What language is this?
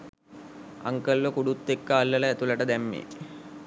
Sinhala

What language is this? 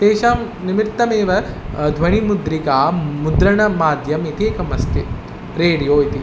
Sanskrit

